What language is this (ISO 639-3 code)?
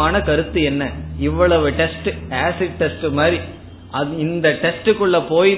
tam